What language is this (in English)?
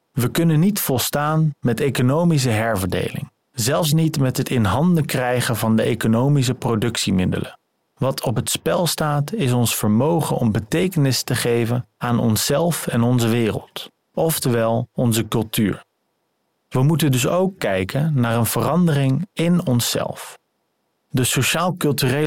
Dutch